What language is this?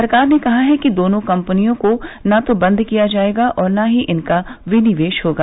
Hindi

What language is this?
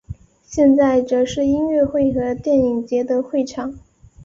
Chinese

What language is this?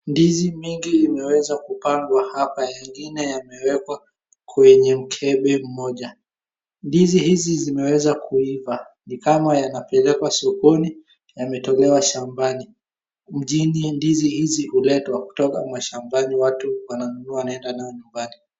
Swahili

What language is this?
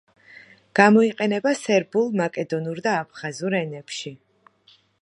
Georgian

